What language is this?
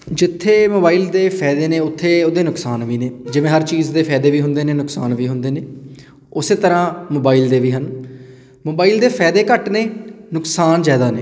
Punjabi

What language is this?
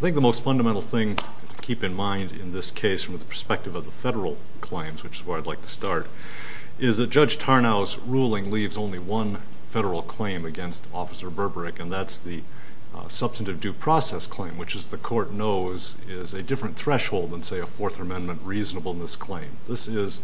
English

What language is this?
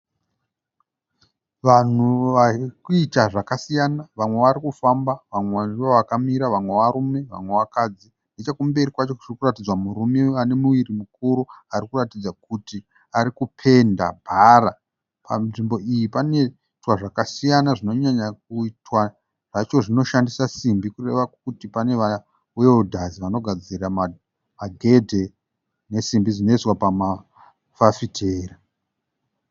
Shona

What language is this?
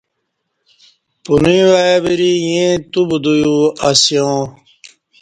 Kati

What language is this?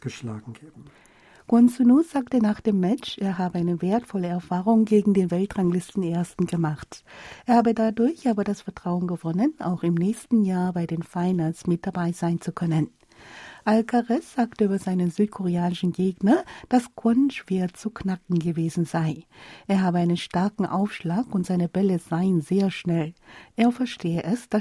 German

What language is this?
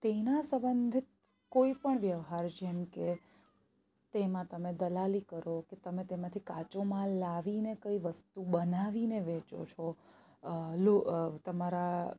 Gujarati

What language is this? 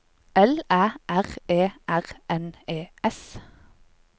Norwegian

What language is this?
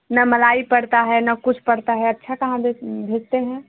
Hindi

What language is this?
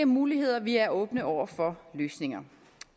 Danish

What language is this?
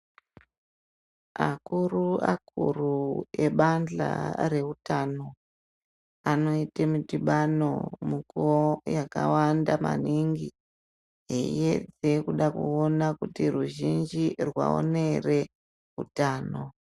Ndau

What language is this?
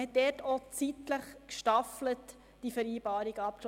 Swiss German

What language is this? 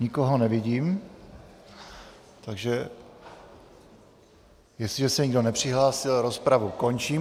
Czech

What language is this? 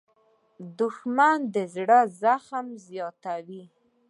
Pashto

